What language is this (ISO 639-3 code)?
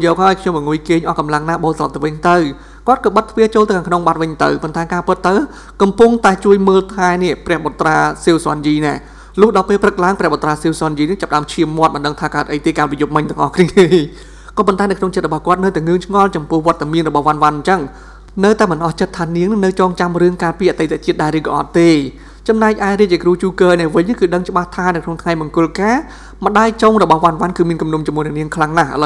tha